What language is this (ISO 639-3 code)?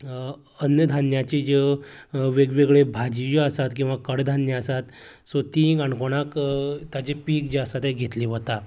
kok